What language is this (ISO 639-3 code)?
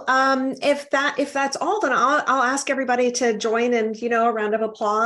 eng